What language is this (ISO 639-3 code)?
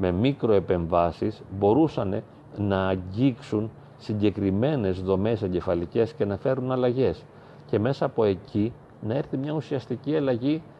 ell